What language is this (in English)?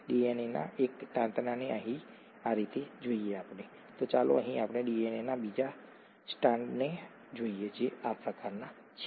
Gujarati